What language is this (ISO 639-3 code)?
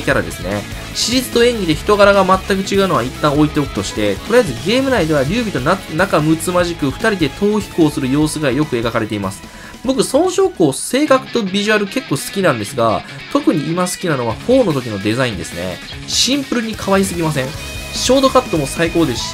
jpn